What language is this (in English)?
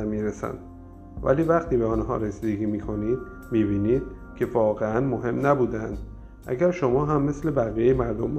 Persian